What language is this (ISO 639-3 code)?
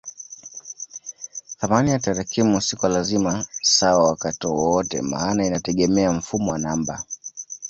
swa